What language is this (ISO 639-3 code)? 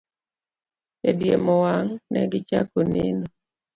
luo